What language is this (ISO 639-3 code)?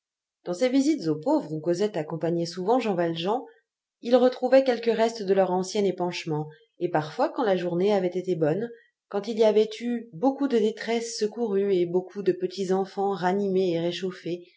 fra